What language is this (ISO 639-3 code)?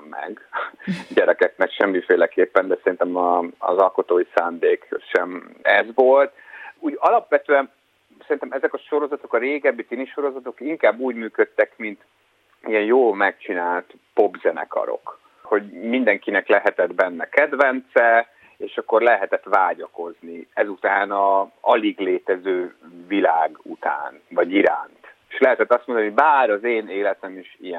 hun